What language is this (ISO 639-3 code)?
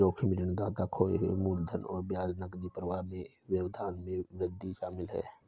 hin